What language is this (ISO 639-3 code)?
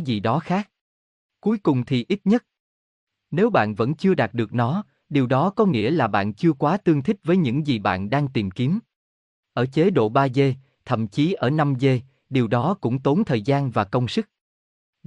vie